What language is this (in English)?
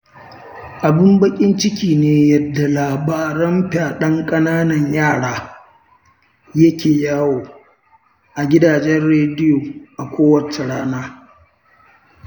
Hausa